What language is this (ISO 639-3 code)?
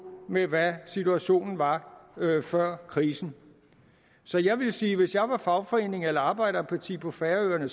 dan